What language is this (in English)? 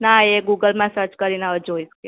Gujarati